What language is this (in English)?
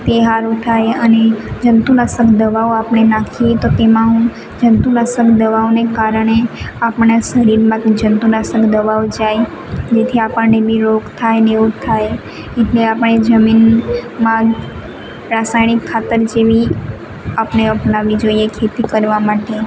Gujarati